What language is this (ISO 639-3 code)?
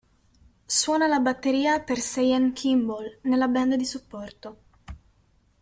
ita